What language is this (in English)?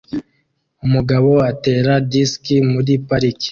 Kinyarwanda